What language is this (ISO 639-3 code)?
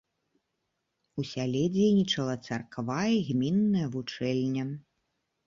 bel